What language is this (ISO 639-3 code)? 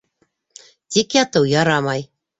bak